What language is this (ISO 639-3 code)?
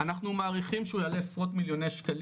heb